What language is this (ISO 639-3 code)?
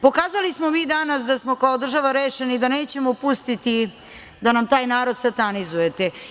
srp